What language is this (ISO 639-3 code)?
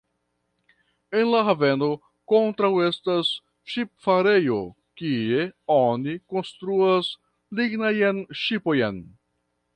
epo